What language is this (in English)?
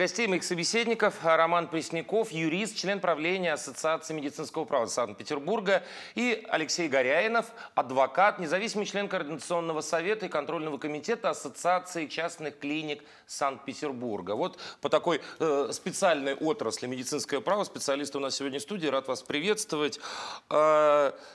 Russian